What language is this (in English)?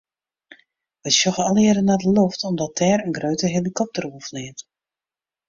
Western Frisian